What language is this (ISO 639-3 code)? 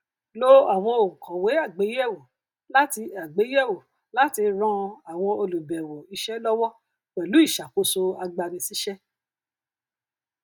yor